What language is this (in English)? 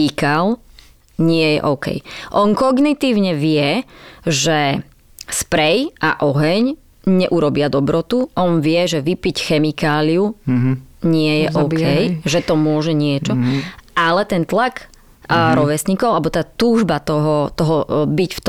Slovak